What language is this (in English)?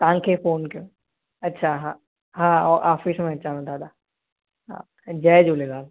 Sindhi